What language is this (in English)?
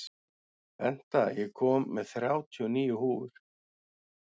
Icelandic